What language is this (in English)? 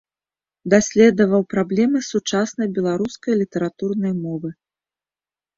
Belarusian